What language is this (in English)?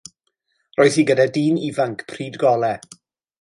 Welsh